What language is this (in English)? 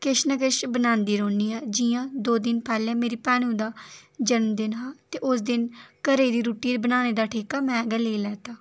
Dogri